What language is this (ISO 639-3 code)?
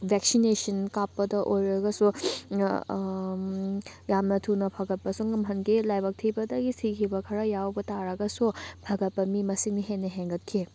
mni